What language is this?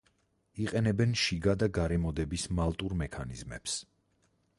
Georgian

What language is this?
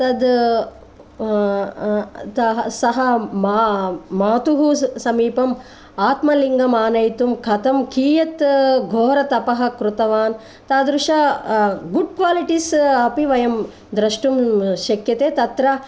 Sanskrit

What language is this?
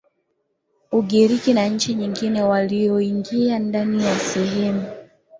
Swahili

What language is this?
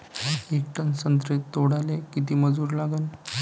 Marathi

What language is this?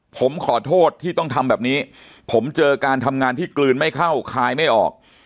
Thai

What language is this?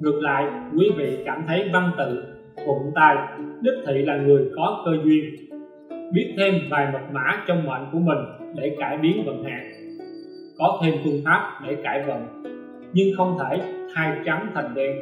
Vietnamese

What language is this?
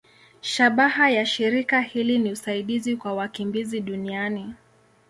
Swahili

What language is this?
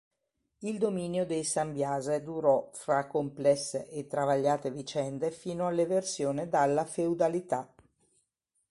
Italian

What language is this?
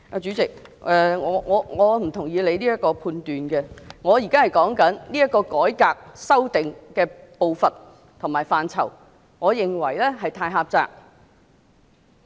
Cantonese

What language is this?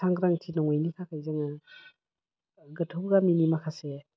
Bodo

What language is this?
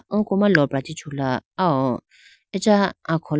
Idu-Mishmi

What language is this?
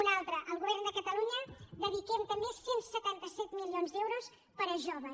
Catalan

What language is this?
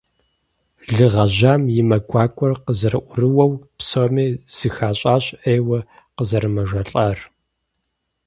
Kabardian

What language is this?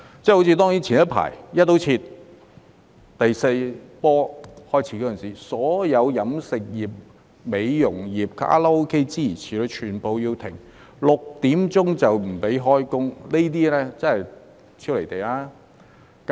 Cantonese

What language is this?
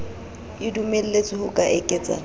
Southern Sotho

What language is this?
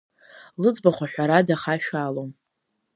Abkhazian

